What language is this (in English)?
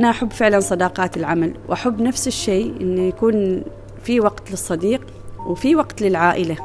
Arabic